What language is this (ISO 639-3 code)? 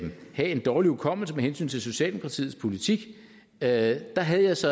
dan